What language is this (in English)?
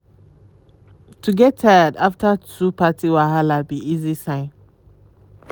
Nigerian Pidgin